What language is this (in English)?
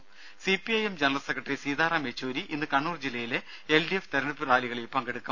Malayalam